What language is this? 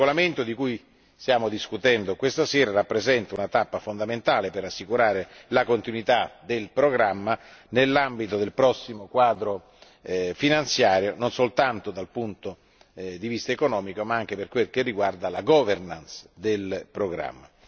Italian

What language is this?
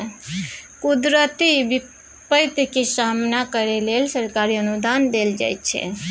Maithili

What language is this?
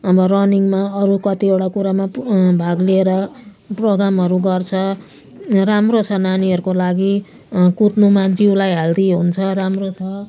Nepali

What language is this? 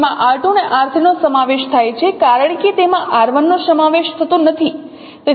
Gujarati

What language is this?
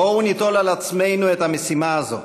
Hebrew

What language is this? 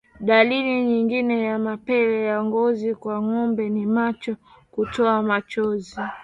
Swahili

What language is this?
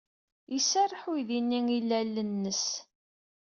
Kabyle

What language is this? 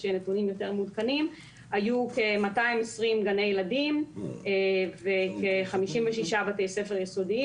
Hebrew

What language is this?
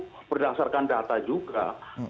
Indonesian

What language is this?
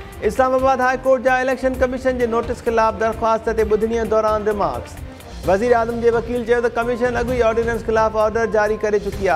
Hindi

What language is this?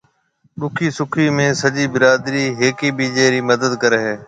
Marwari (Pakistan)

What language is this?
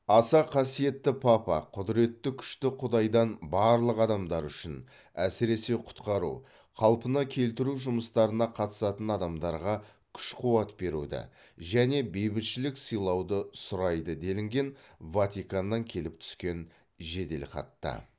Kazakh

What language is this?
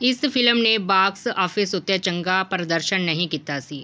Punjabi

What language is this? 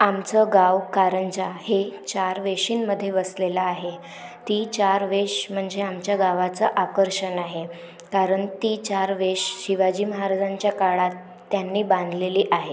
Marathi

